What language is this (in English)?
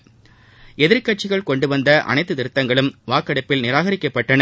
Tamil